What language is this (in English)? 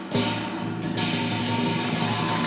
Thai